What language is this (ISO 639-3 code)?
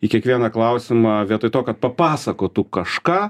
lit